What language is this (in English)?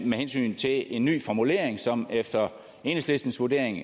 Danish